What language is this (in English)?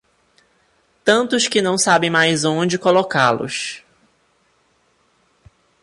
Portuguese